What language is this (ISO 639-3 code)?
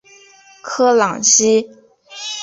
zho